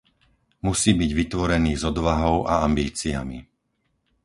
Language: Slovak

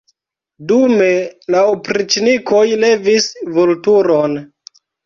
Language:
Esperanto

